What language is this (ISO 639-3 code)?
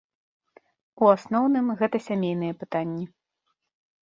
bel